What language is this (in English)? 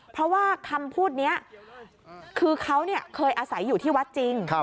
Thai